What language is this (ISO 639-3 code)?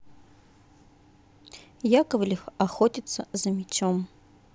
rus